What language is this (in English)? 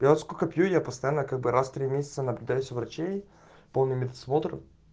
Russian